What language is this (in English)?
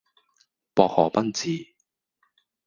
Cantonese